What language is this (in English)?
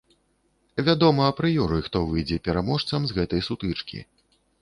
Belarusian